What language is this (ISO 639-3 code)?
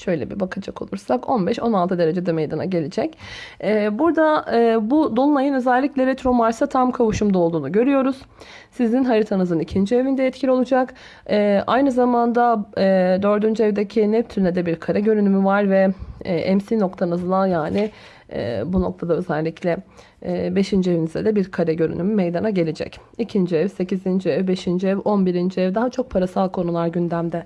tur